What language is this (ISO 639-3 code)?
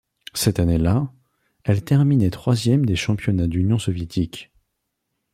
fra